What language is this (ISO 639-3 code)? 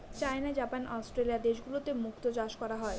ben